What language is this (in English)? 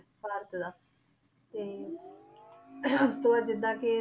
Punjabi